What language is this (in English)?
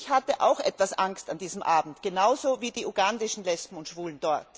German